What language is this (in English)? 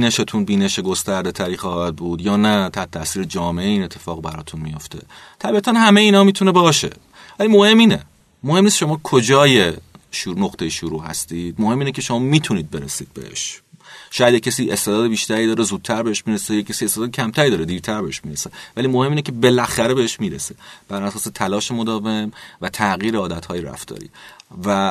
Persian